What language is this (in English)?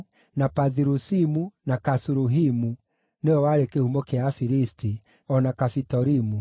Kikuyu